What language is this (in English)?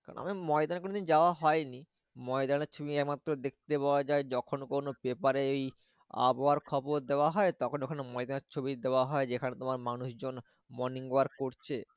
Bangla